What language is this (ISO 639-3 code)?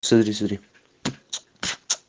rus